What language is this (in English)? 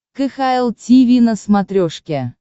Russian